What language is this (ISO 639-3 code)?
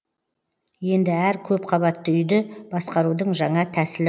kaz